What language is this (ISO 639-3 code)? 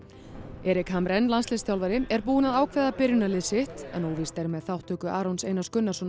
isl